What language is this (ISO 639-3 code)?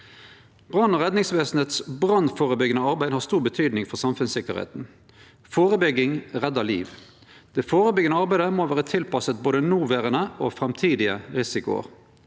nor